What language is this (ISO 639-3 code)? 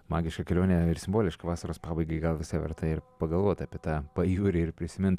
lit